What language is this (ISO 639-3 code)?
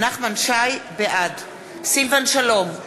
heb